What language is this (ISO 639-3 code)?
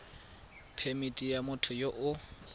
tsn